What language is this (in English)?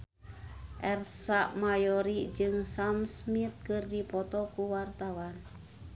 Sundanese